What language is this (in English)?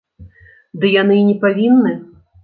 Belarusian